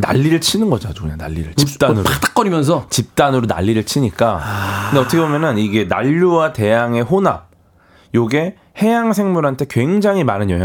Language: Korean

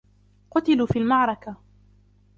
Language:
Arabic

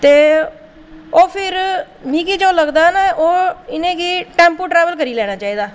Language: Dogri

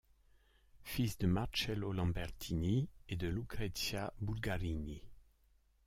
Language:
French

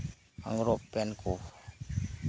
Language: Santali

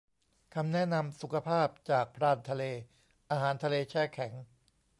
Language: Thai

